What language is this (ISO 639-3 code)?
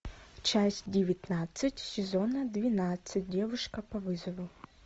rus